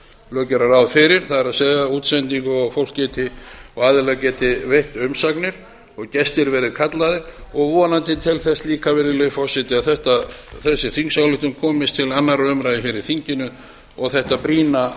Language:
Icelandic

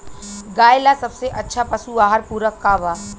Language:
Bhojpuri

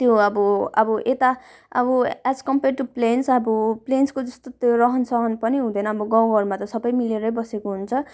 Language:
Nepali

